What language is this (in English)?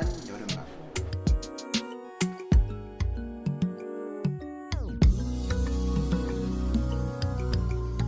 Korean